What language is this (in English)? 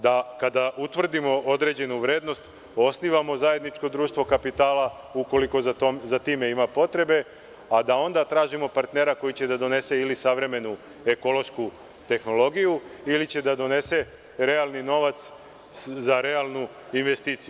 Serbian